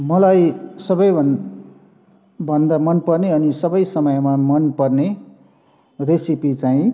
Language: Nepali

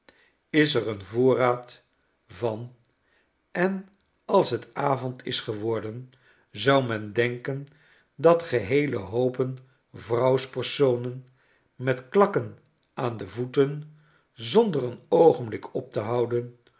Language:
Dutch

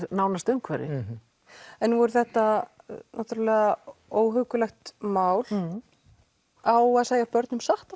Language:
Icelandic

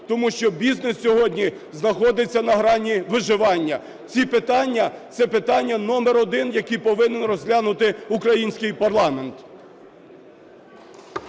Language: Ukrainian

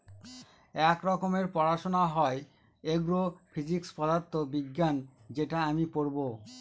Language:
Bangla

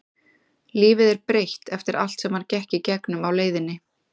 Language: Icelandic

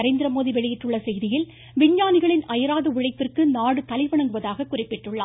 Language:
Tamil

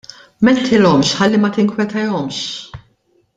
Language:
Maltese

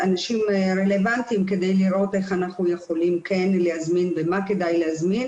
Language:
Hebrew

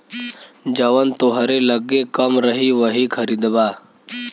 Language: Bhojpuri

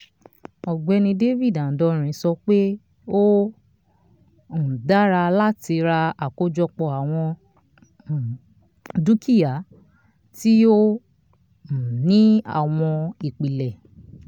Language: Yoruba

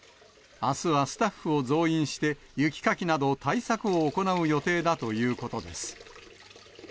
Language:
Japanese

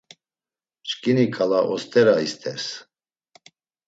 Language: Laz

